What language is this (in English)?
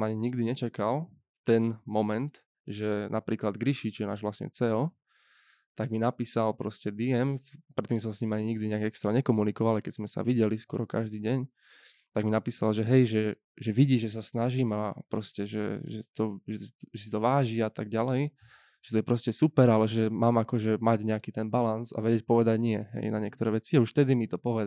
Slovak